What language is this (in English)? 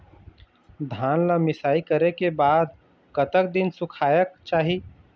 Chhattisgarhi